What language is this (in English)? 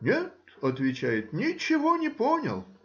Russian